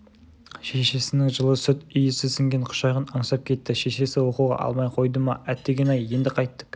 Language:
Kazakh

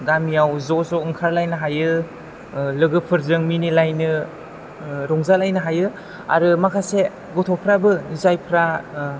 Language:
Bodo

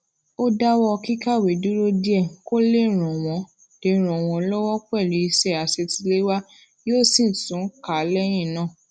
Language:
Yoruba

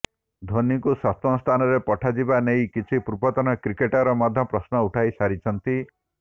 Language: Odia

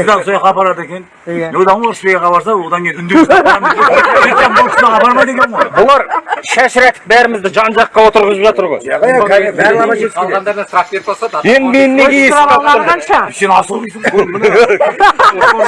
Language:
Turkish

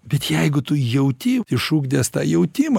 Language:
Lithuanian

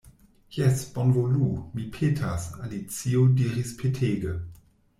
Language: Esperanto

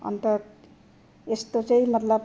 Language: Nepali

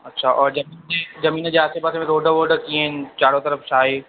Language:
Sindhi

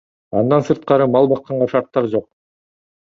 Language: Kyrgyz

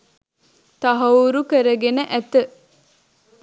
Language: Sinhala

